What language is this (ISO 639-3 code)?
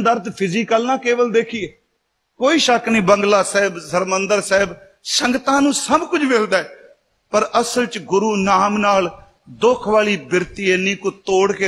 pan